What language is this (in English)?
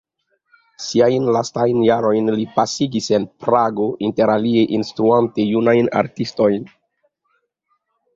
Esperanto